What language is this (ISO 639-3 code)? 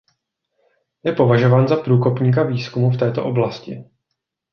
ces